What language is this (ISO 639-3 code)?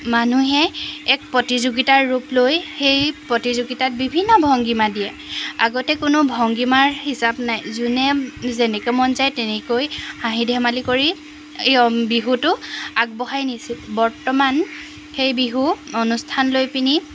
asm